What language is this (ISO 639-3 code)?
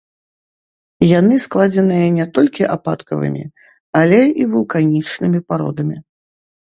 bel